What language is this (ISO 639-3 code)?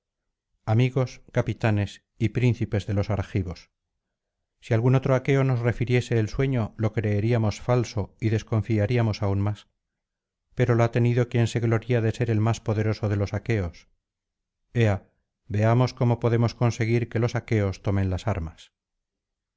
spa